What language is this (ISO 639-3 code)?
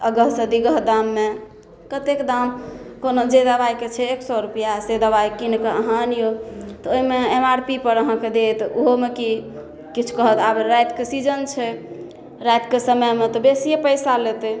mai